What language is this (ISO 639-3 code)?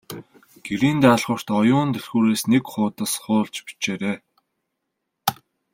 mon